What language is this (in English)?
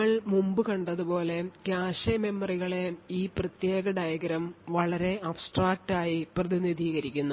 Malayalam